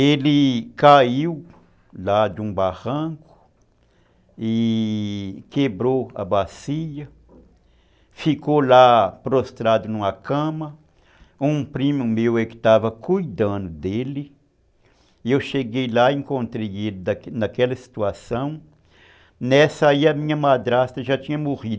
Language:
Portuguese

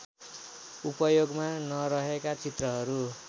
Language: Nepali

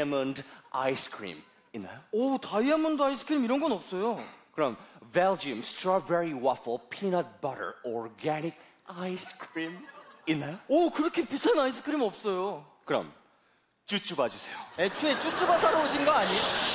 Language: Korean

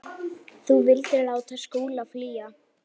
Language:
Icelandic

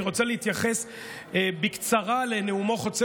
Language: Hebrew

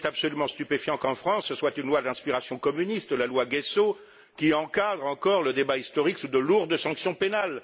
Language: French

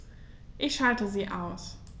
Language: German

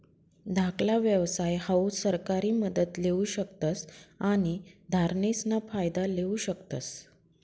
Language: Marathi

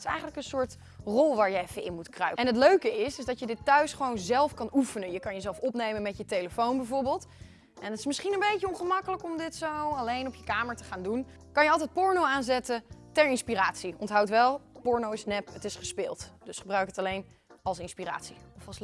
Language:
Dutch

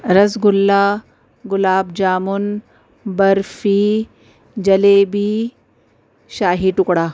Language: Urdu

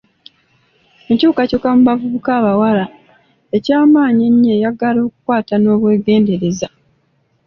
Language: Ganda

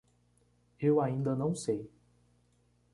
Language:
Portuguese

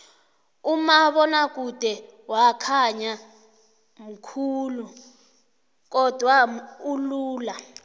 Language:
South Ndebele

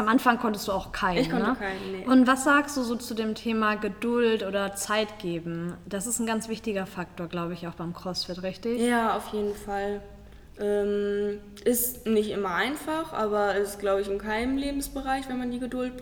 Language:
German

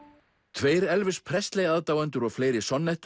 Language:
Icelandic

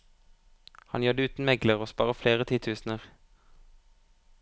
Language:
Norwegian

